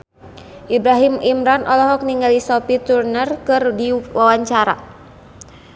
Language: Sundanese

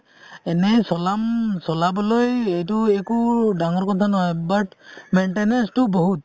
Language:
Assamese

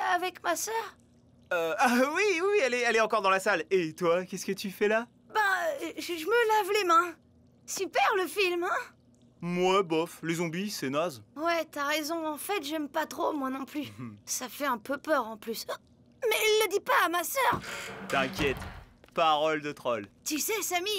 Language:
French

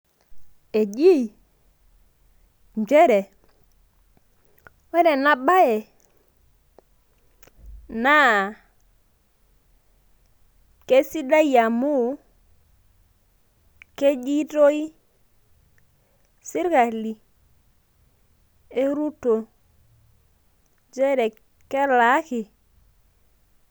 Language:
Masai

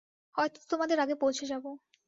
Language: Bangla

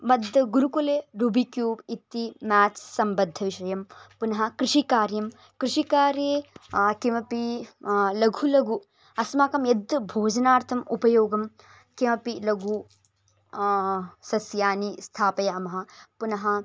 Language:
Sanskrit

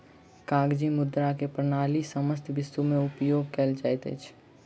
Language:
Maithili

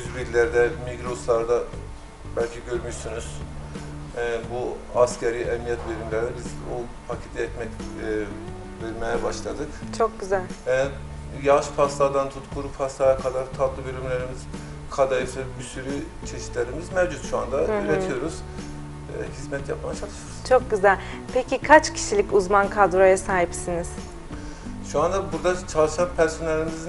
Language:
Turkish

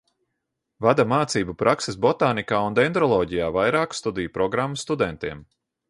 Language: Latvian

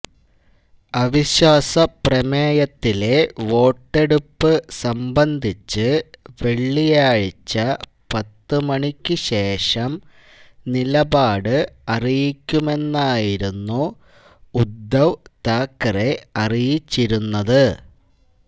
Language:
Malayalam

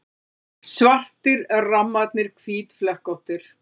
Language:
Icelandic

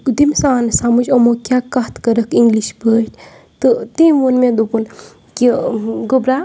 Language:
Kashmiri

